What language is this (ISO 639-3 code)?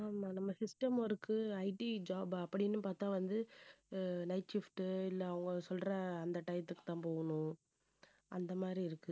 tam